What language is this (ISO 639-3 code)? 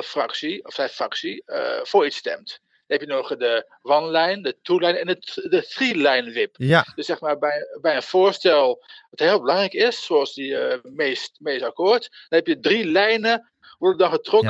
nld